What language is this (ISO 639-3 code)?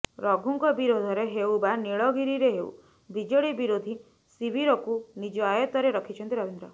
ori